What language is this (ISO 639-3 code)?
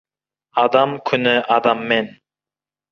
kaz